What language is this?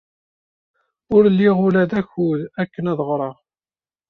Kabyle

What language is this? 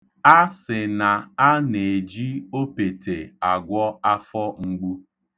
Igbo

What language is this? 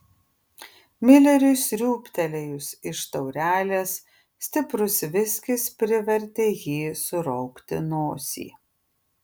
Lithuanian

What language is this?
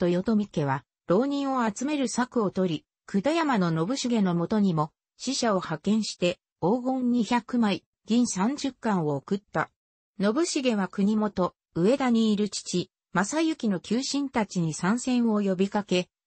Japanese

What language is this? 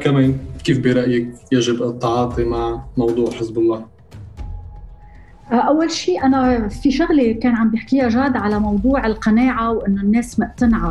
Arabic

